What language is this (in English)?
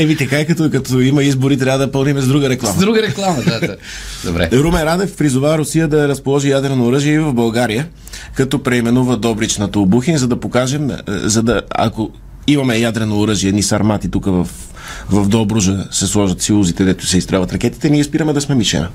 Bulgarian